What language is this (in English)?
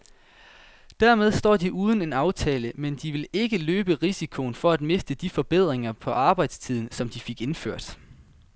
Danish